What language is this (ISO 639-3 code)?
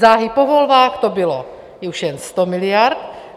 ces